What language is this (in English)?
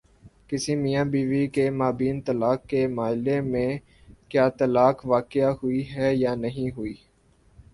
Urdu